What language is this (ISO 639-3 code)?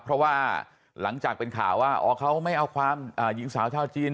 tha